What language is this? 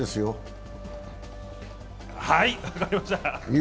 Japanese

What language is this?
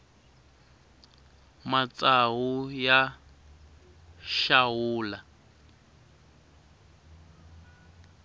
Tsonga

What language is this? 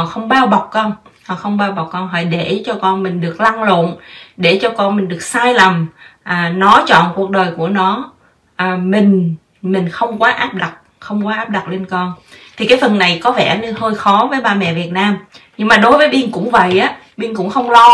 Vietnamese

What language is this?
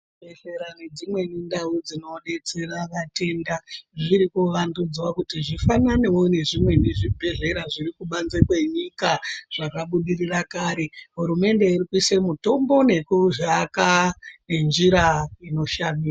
Ndau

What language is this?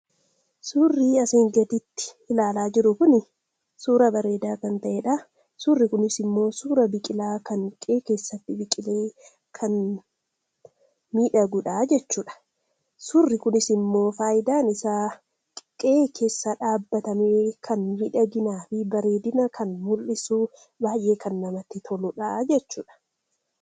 Oromo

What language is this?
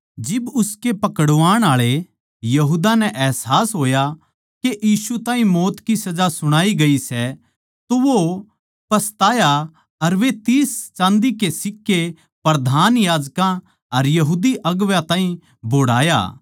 Haryanvi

